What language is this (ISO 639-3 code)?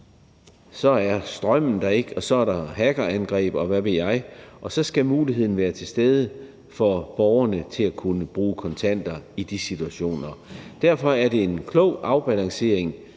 dan